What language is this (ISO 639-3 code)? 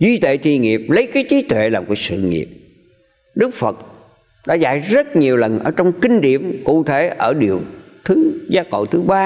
vie